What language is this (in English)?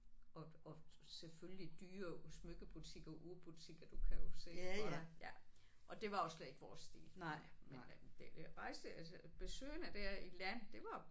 Danish